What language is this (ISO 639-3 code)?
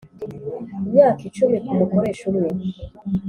kin